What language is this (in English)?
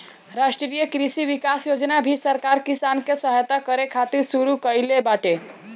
Bhojpuri